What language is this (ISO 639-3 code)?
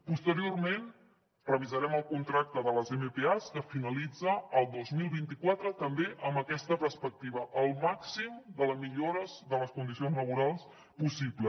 cat